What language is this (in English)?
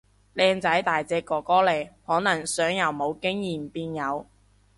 Cantonese